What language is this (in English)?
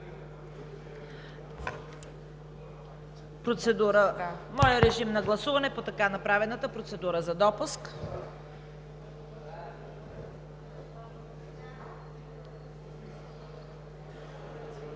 Bulgarian